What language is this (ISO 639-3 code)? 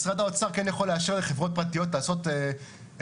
heb